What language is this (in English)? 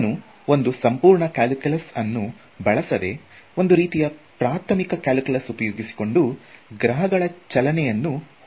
Kannada